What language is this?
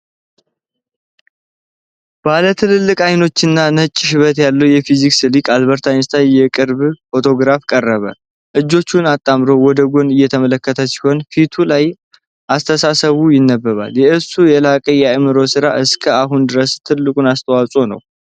Amharic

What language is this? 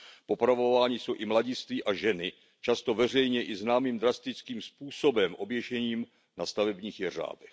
Czech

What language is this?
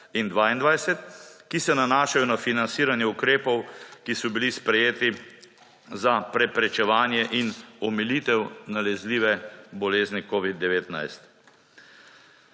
Slovenian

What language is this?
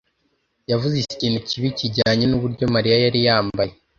Kinyarwanda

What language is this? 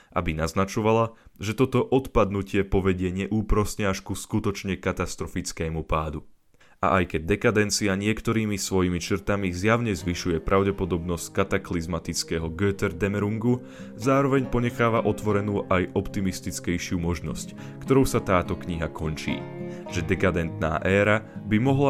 Slovak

